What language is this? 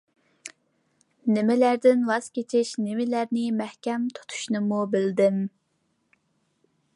Uyghur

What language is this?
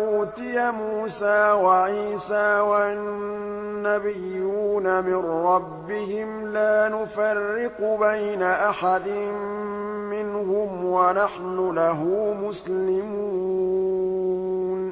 Arabic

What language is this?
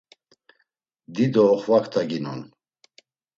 Laz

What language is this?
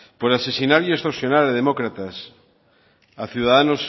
Spanish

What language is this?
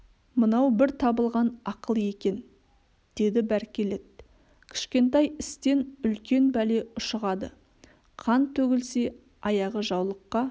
Kazakh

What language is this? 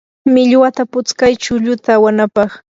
Yanahuanca Pasco Quechua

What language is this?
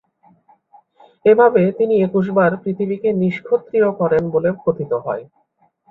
Bangla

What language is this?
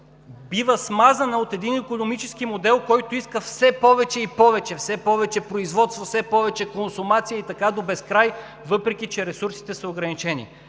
Bulgarian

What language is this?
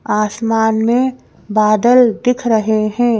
Hindi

